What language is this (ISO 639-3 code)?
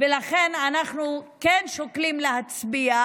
heb